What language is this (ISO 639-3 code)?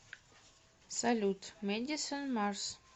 rus